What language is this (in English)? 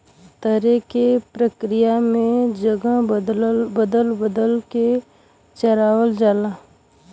Bhojpuri